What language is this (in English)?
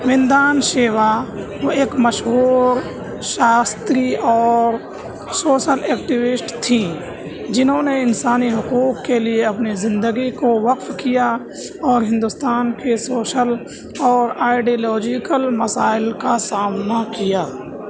Urdu